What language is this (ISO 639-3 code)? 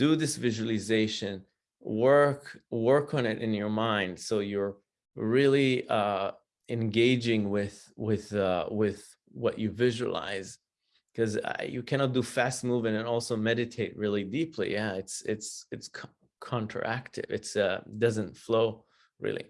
eng